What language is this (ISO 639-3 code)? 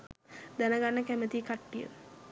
sin